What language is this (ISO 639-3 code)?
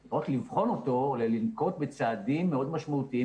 heb